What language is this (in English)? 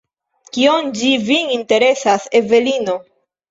Esperanto